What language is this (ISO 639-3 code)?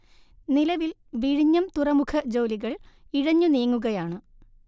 mal